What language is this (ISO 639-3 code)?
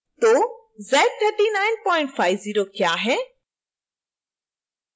hin